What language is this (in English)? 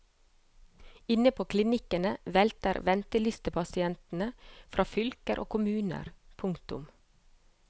Norwegian